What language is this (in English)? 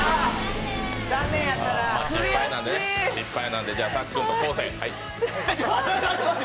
Japanese